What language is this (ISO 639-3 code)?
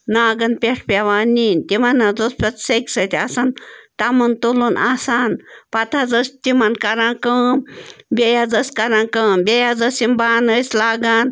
kas